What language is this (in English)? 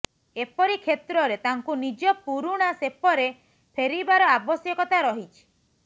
Odia